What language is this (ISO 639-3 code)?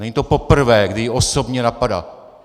ces